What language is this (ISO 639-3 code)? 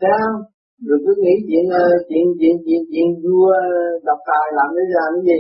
vie